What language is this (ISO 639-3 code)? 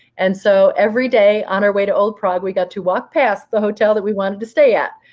eng